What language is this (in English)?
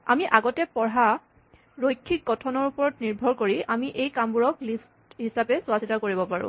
Assamese